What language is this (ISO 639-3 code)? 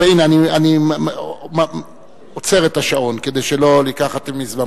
heb